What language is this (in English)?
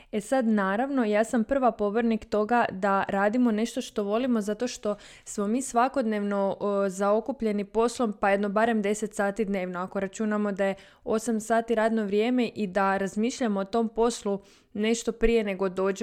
Croatian